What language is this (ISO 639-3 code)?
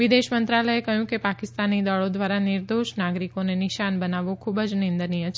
guj